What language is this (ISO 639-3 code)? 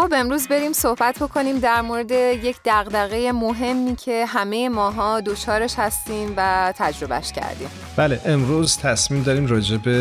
fas